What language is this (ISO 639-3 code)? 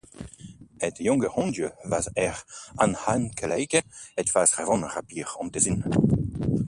nld